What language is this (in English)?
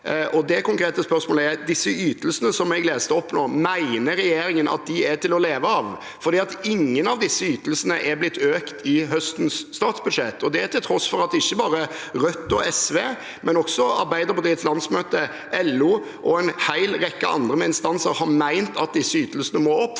Norwegian